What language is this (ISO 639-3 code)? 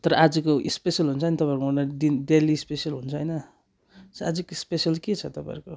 nep